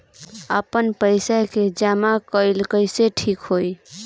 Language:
Bhojpuri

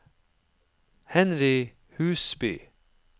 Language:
Norwegian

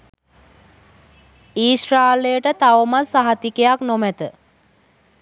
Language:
Sinhala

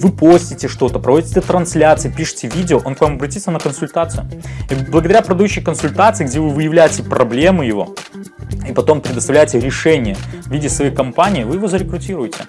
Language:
Russian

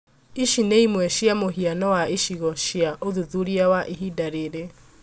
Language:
Kikuyu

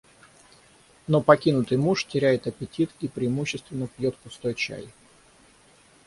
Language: Russian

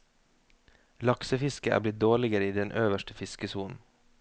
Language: Norwegian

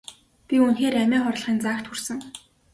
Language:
Mongolian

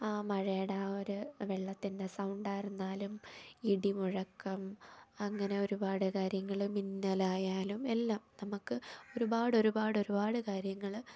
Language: Malayalam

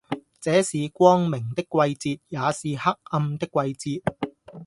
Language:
Cantonese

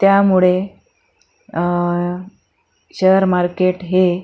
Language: Marathi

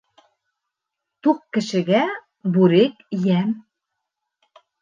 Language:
Bashkir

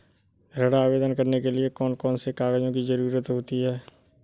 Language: Hindi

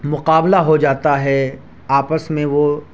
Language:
Urdu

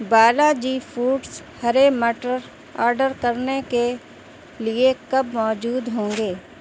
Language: Urdu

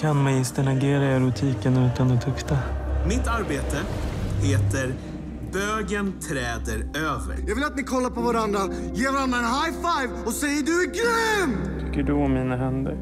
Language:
Swedish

